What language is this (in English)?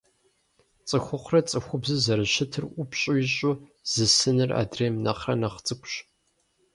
Kabardian